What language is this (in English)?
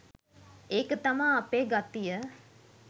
Sinhala